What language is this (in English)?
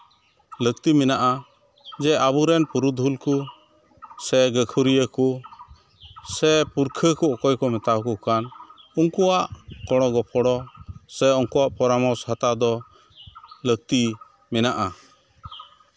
Santali